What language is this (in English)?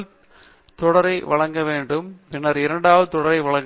Tamil